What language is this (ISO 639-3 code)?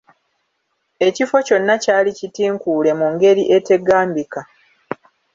lug